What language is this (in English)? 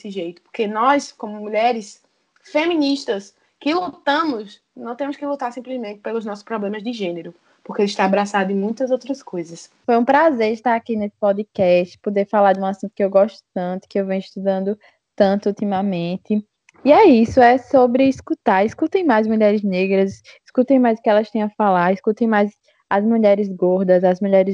Portuguese